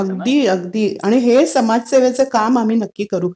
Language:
Marathi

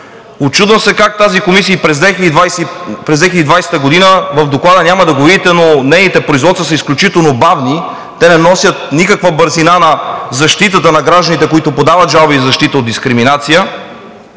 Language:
Bulgarian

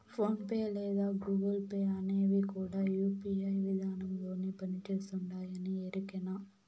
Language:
Telugu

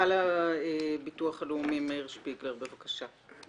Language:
Hebrew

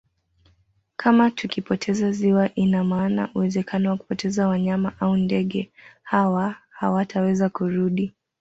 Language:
Swahili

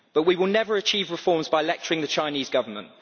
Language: English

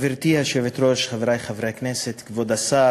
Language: Hebrew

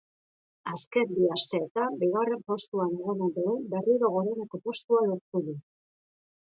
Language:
Basque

